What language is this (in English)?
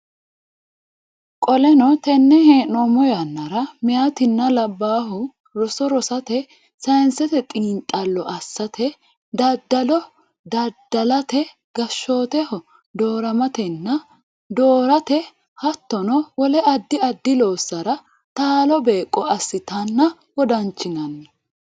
Sidamo